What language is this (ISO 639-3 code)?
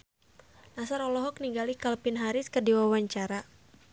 sun